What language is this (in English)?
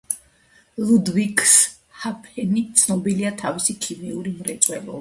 Georgian